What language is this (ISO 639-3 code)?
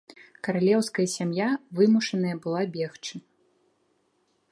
bel